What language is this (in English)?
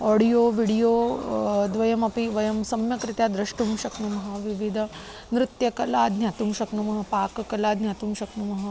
Sanskrit